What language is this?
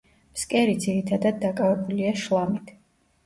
Georgian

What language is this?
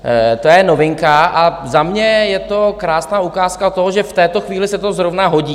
Czech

